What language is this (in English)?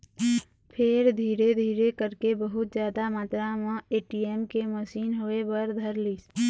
Chhattisgarhi